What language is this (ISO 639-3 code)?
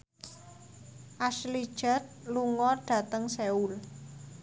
jav